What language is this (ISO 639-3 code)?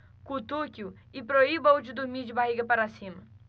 por